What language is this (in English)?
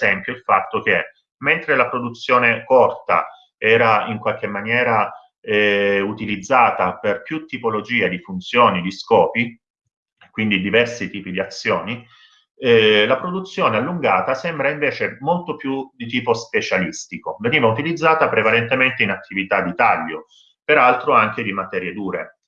Italian